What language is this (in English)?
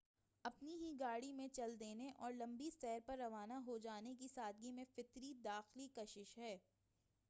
Urdu